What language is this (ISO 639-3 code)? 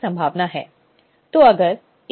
hin